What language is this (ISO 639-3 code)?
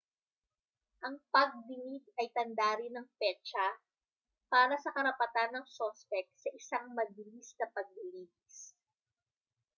fil